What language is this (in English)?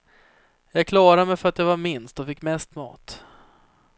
Swedish